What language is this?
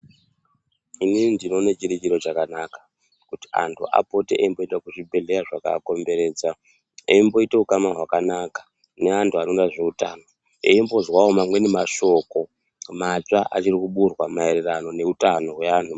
Ndau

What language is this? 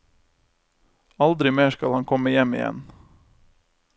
Norwegian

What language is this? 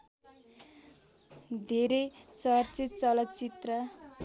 Nepali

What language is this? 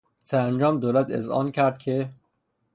Persian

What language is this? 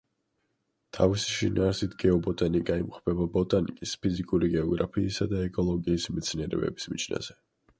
Georgian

